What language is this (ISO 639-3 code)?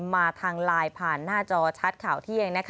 tha